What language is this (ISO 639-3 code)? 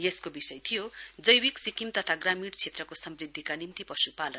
nep